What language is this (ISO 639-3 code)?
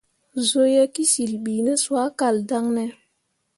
mua